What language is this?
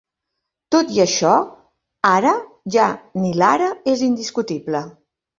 Catalan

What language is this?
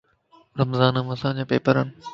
Lasi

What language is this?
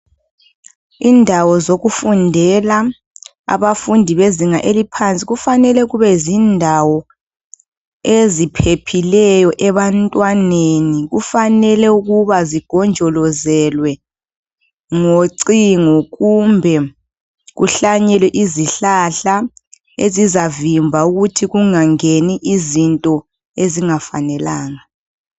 North Ndebele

